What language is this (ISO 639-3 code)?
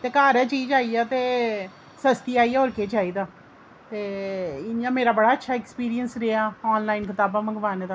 doi